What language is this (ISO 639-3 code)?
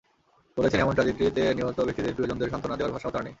ben